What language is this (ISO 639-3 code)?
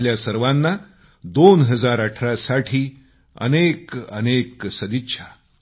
mar